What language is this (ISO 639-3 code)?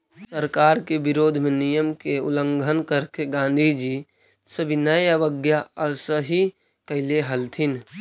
mag